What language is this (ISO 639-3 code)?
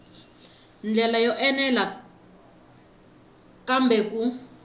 tso